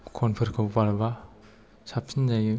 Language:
Bodo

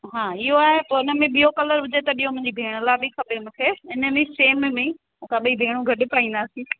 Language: Sindhi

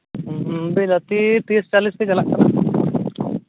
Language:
Santali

